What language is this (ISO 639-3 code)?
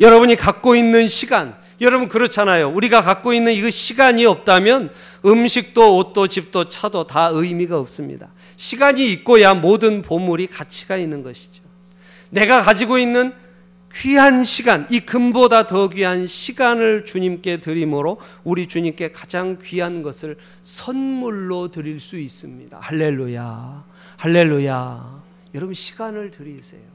kor